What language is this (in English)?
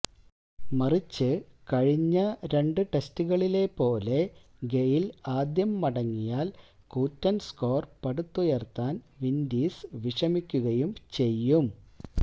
Malayalam